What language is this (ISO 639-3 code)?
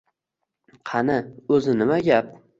uzb